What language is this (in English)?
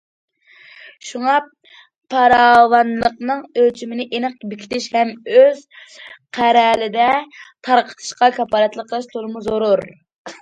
Uyghur